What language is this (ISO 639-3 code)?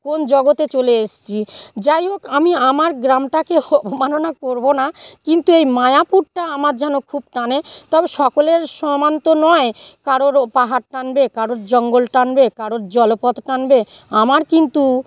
ben